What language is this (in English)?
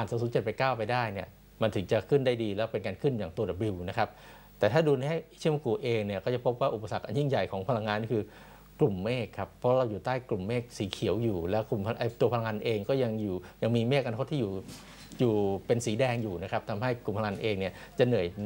Thai